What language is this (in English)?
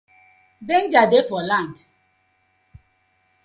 Nigerian Pidgin